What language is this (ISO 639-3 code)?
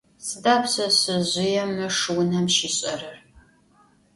ady